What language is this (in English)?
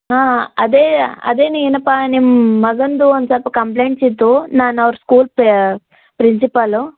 Kannada